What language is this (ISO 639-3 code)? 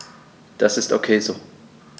deu